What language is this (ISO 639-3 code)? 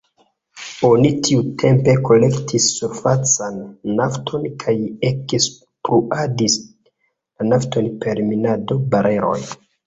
epo